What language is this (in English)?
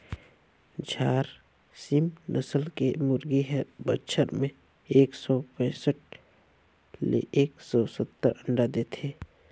Chhattisgarhi